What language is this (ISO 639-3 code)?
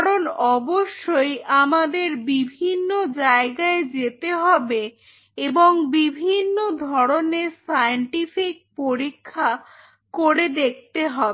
ben